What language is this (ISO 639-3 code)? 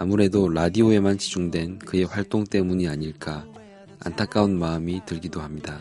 kor